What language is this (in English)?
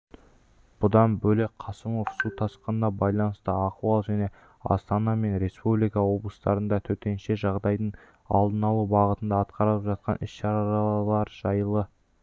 Kazakh